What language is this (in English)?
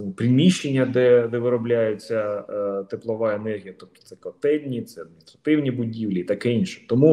Ukrainian